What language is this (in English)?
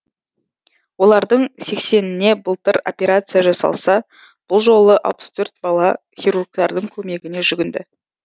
Kazakh